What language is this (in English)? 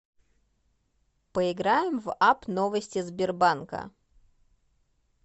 Russian